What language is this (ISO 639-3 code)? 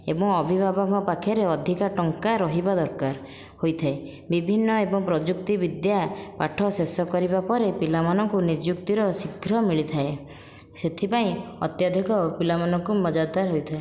ori